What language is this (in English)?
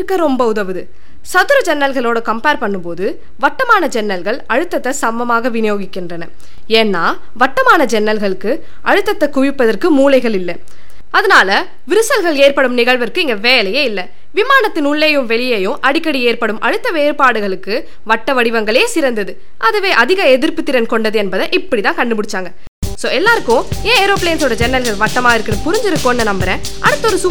Tamil